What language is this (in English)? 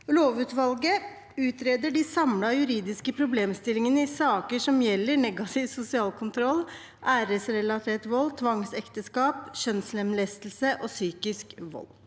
Norwegian